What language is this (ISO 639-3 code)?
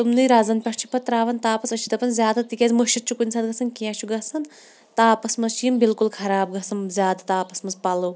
kas